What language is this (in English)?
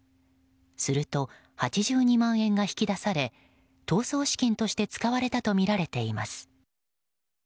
Japanese